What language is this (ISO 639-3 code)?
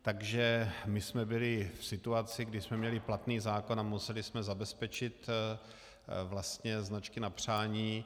ces